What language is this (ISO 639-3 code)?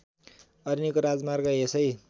nep